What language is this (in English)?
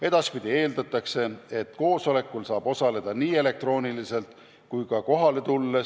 Estonian